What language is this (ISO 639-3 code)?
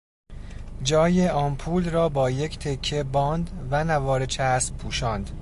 fas